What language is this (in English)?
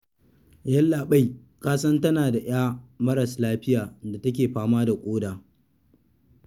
Hausa